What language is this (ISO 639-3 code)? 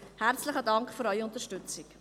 gsw